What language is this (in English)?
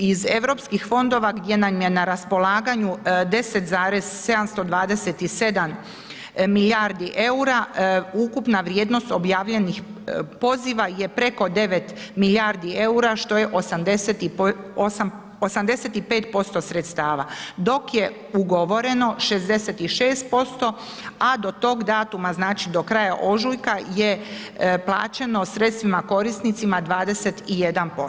Croatian